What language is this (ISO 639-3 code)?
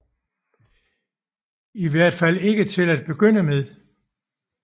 dan